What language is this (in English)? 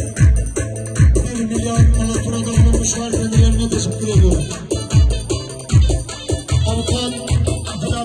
Arabic